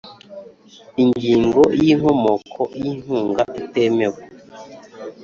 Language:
Kinyarwanda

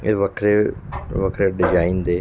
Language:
Punjabi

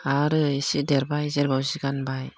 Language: Bodo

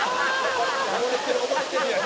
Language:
Japanese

